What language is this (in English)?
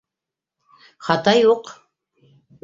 Bashkir